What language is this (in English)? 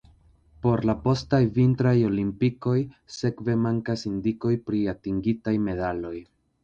Esperanto